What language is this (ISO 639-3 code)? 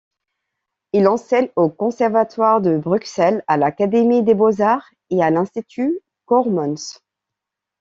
fra